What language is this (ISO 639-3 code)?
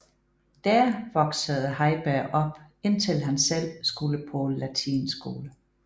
dan